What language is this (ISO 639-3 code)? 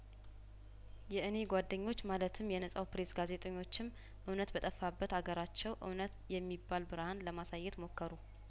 amh